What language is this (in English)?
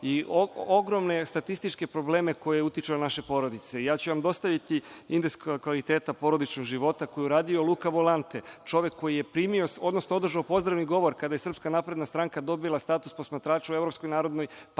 Serbian